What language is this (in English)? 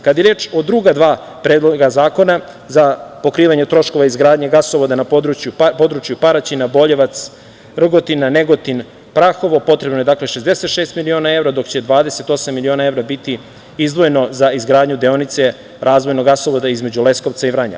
Serbian